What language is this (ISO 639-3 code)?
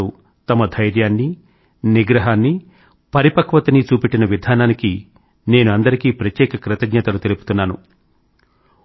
tel